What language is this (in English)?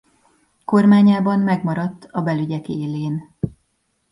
Hungarian